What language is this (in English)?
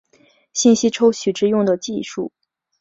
Chinese